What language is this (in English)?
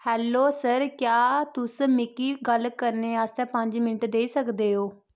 Dogri